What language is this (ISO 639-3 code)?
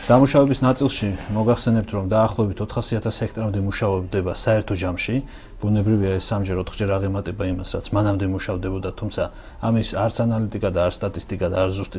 fas